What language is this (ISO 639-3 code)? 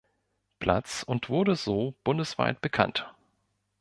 deu